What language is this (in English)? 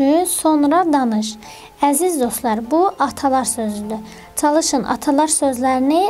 Turkish